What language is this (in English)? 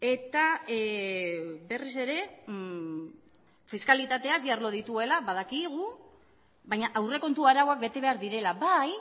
Basque